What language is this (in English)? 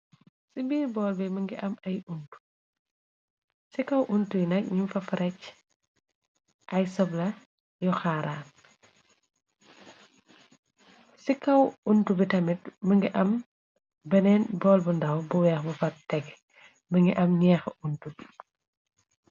Wolof